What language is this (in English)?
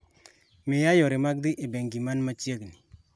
Luo (Kenya and Tanzania)